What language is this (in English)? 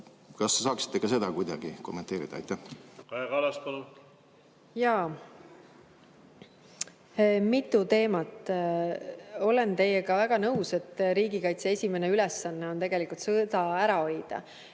Estonian